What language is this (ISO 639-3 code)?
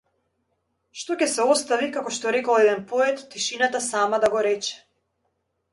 mkd